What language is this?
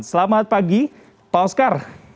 Indonesian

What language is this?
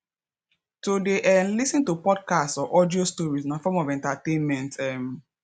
Nigerian Pidgin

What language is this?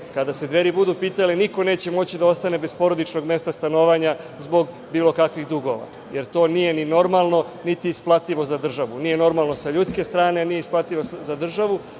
Serbian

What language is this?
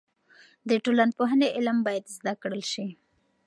Pashto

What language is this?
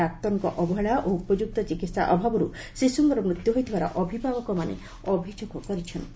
Odia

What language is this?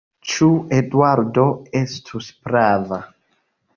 Esperanto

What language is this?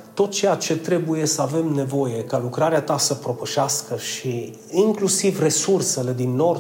Romanian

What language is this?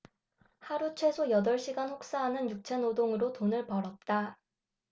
Korean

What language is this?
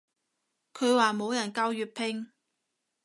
Cantonese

